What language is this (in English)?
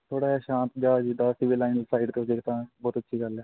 Punjabi